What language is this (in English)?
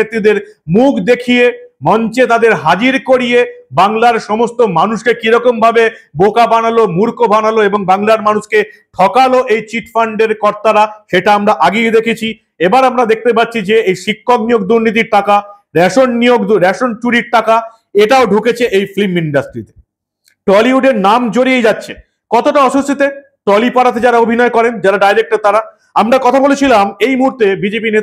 Bangla